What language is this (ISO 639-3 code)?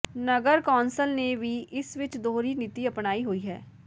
pan